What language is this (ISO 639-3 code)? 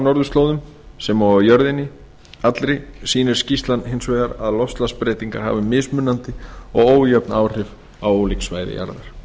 isl